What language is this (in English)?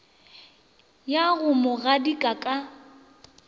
Northern Sotho